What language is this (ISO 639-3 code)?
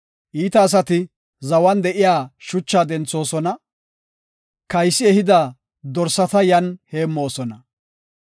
gof